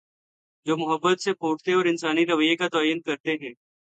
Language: Urdu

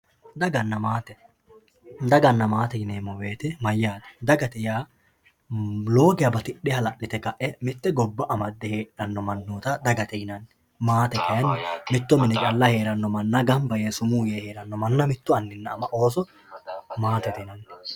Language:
Sidamo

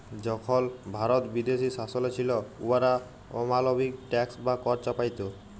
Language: Bangla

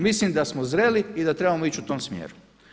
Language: Croatian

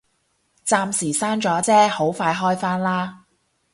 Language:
Cantonese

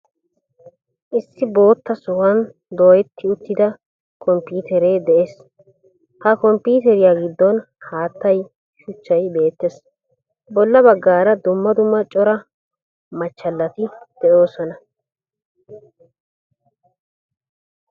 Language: Wolaytta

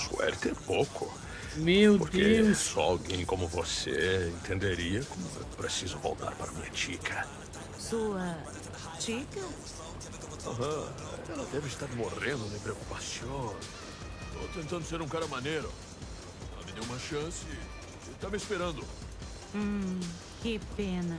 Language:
Portuguese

